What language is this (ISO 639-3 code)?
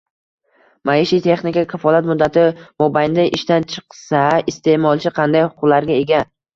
uzb